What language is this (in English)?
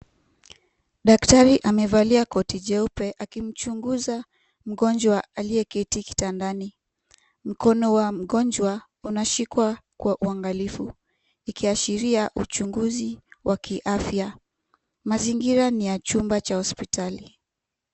Swahili